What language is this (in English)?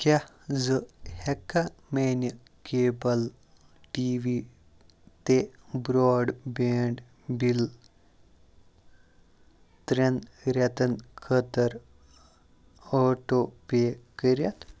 Kashmiri